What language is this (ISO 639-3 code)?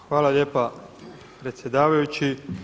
hrv